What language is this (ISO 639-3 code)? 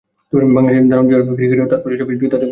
ben